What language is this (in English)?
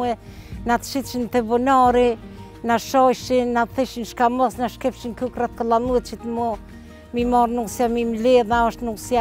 Romanian